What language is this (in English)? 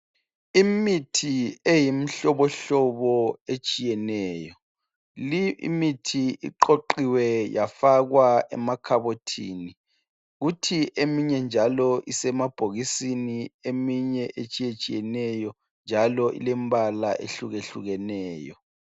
North Ndebele